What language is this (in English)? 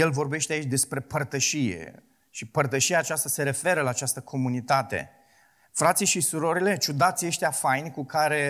Romanian